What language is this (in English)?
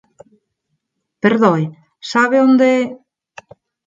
Galician